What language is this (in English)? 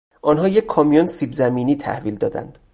Persian